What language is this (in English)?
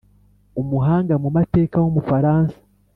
Kinyarwanda